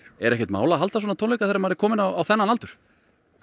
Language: Icelandic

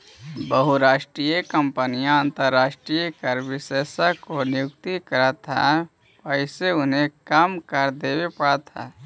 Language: Magahi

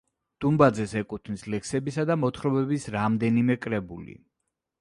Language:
Georgian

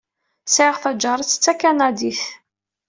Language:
Kabyle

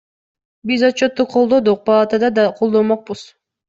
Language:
Kyrgyz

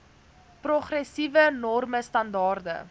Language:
Afrikaans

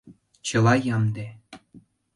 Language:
Mari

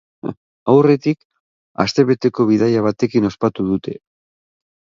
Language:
Basque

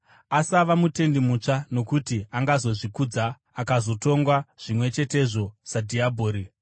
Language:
Shona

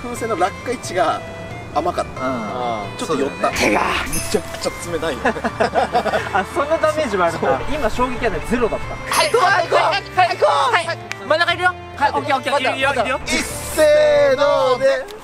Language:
Japanese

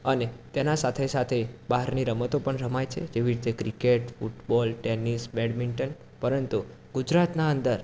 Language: Gujarati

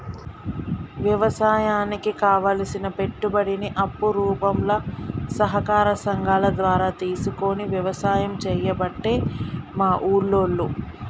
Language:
Telugu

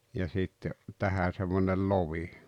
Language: Finnish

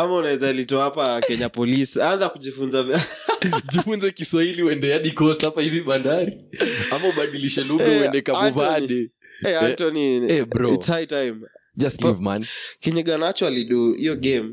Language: Swahili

